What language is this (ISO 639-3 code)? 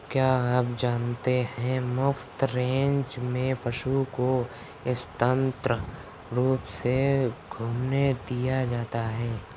hin